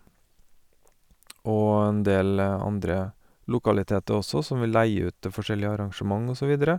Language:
Norwegian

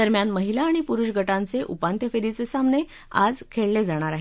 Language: Marathi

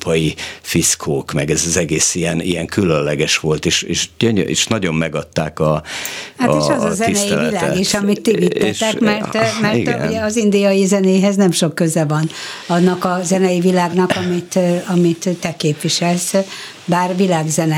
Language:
Hungarian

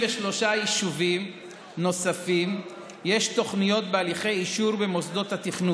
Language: Hebrew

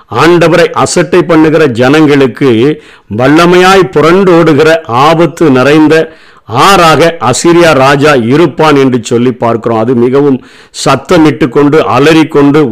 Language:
Tamil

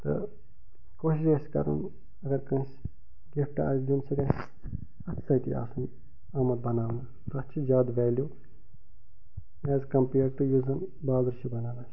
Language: Kashmiri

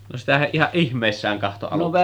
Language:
Finnish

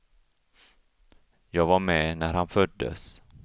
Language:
Swedish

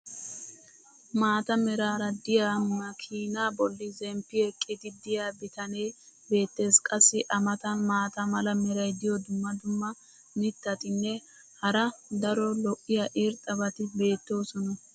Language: Wolaytta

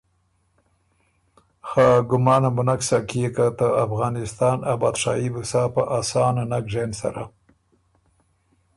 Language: Ormuri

